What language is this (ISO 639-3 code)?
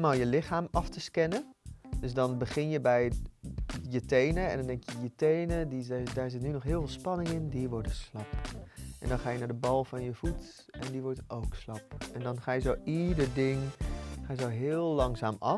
nld